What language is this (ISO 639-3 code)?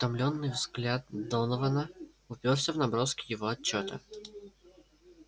rus